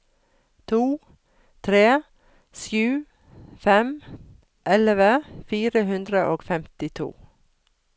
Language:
Norwegian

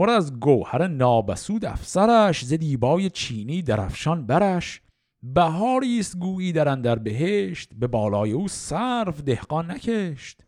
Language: Persian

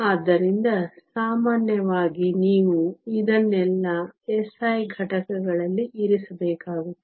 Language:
Kannada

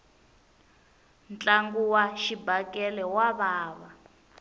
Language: Tsonga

